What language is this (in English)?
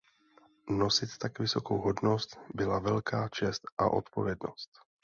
Czech